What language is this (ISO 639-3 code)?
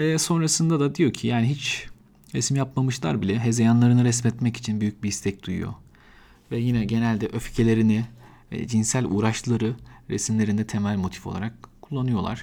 tur